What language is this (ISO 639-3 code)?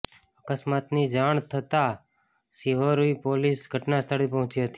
guj